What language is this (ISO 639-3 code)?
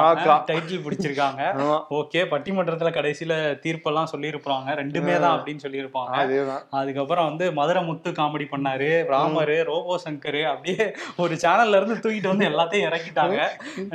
tam